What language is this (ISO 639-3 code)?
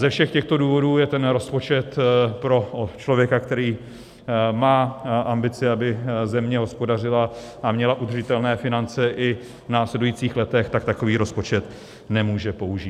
ces